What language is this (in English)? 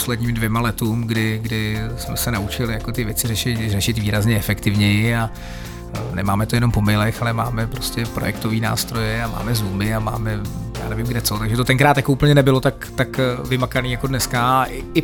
Czech